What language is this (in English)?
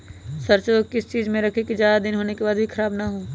Magahi